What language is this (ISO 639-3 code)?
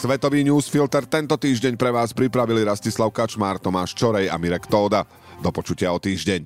slk